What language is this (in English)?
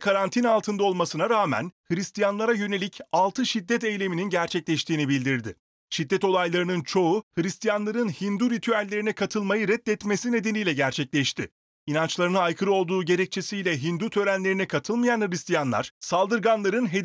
Turkish